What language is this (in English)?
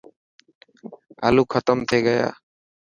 Dhatki